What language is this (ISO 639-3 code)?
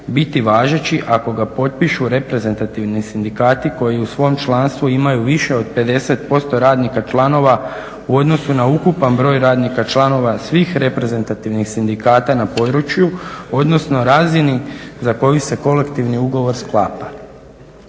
hrv